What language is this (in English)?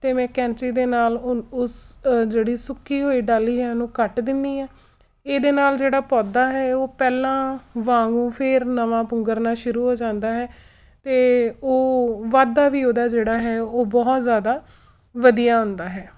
Punjabi